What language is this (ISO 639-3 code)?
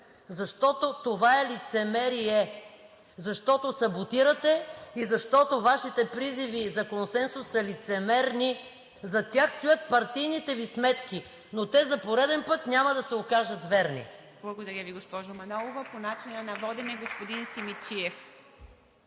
bul